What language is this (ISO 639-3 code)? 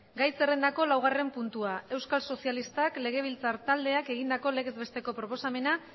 eus